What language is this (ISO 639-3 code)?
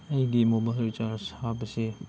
mni